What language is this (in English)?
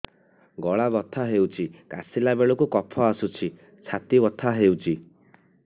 Odia